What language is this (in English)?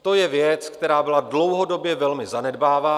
Czech